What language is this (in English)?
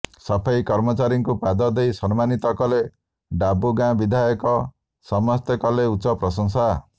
Odia